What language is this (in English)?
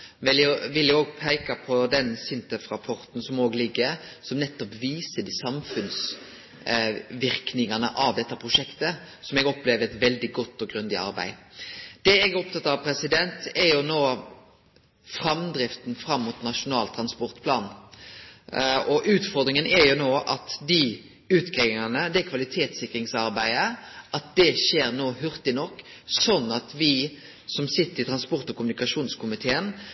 Norwegian Nynorsk